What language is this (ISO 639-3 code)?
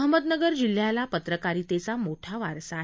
mar